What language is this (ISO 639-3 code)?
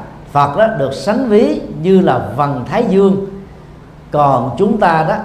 vie